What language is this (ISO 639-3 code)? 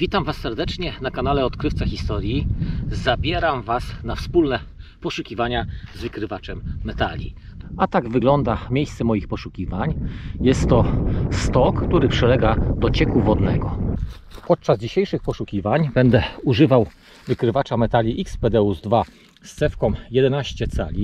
pol